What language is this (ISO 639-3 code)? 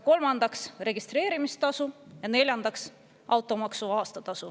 est